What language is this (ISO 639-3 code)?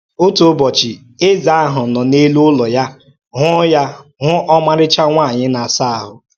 ibo